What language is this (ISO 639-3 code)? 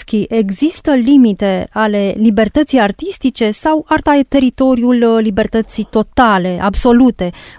ron